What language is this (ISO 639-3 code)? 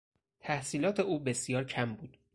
fas